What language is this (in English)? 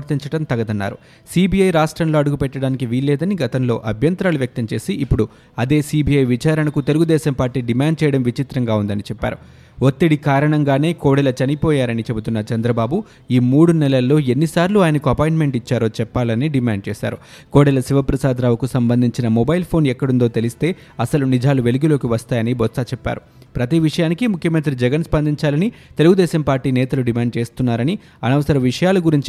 Telugu